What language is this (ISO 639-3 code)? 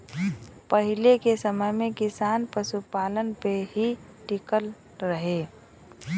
bho